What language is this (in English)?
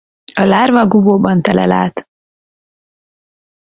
Hungarian